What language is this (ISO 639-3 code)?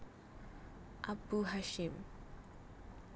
jav